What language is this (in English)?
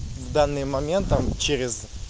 Russian